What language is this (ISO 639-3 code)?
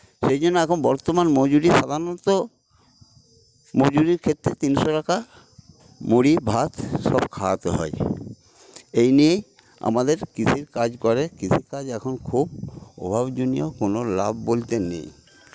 ben